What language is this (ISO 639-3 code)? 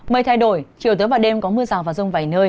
vie